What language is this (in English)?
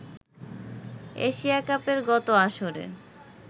Bangla